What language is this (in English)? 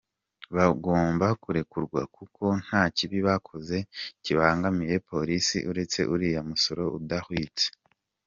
Kinyarwanda